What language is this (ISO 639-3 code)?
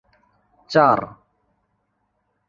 ben